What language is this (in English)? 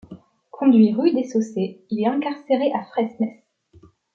French